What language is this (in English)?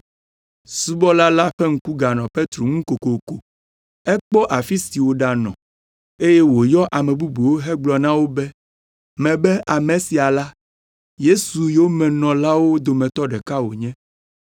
Ewe